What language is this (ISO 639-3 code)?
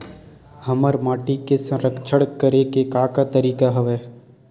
hne